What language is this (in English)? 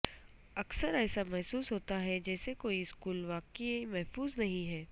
Urdu